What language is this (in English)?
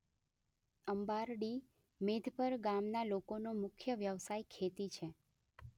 Gujarati